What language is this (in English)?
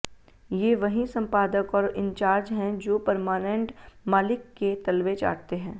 Hindi